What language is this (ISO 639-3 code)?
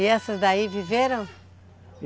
por